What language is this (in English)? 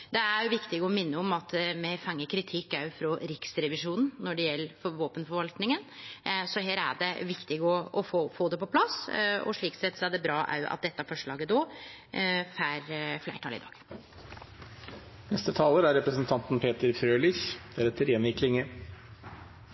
Norwegian